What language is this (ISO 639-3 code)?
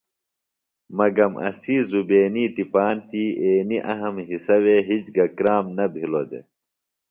phl